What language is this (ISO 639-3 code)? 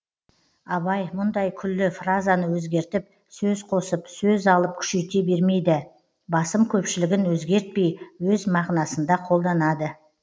kaz